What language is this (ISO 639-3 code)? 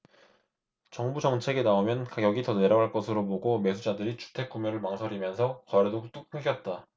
kor